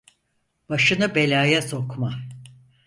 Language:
Turkish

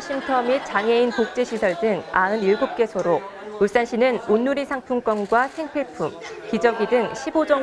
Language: Korean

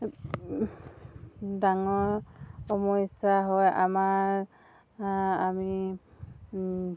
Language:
Assamese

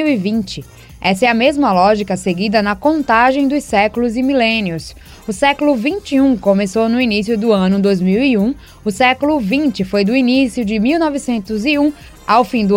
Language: Portuguese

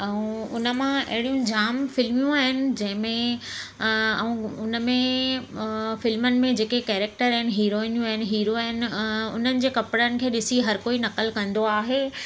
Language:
Sindhi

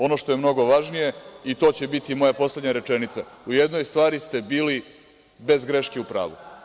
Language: Serbian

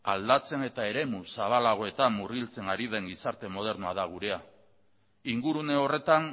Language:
Basque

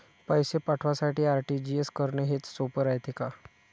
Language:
Marathi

